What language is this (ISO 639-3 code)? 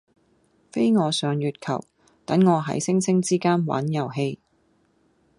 yue